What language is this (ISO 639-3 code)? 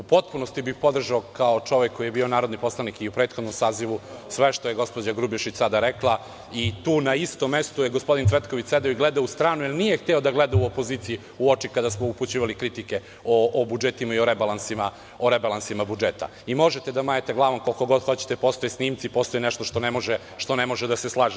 srp